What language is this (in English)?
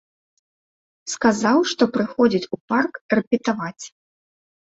Belarusian